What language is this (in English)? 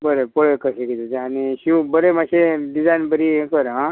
Konkani